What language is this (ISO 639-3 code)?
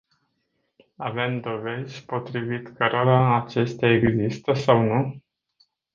ron